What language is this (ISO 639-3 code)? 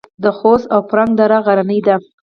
pus